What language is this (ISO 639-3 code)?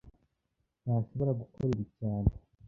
kin